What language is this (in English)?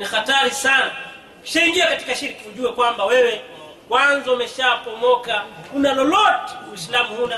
Swahili